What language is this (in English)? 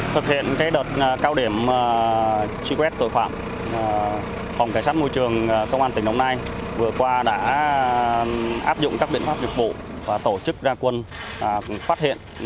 Vietnamese